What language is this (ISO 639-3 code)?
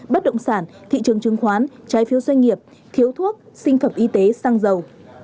vie